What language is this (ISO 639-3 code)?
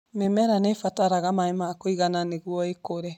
kik